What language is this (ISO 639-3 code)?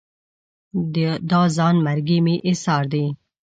pus